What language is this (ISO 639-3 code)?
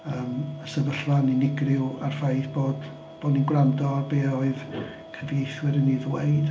cym